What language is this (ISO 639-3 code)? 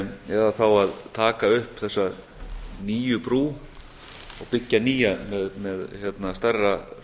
isl